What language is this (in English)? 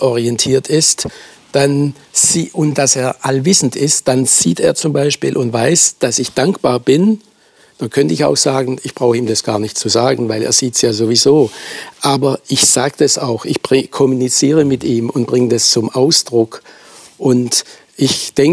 German